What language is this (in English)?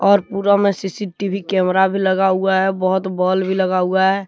Hindi